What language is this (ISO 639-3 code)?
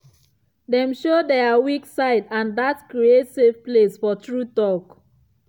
pcm